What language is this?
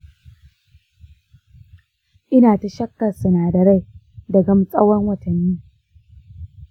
Hausa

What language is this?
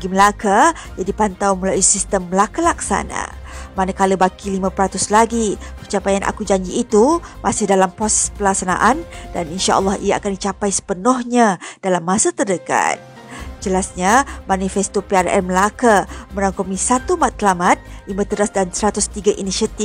Malay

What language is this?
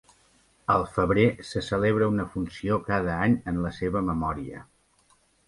Catalan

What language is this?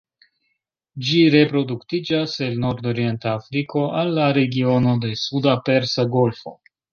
Esperanto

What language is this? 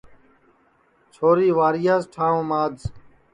Sansi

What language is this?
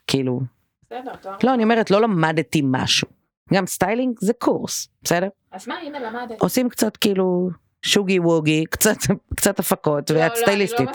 Hebrew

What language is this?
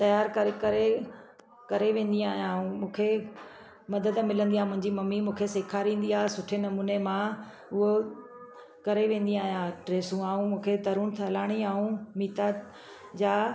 Sindhi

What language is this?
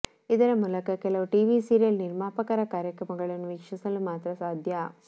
Kannada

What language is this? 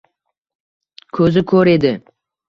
Uzbek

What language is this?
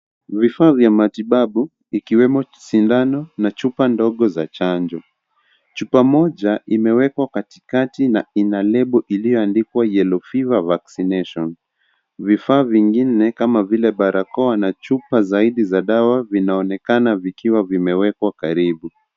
Swahili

